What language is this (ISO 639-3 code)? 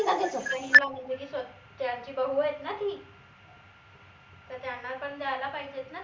mar